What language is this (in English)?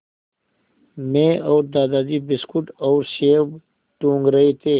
Hindi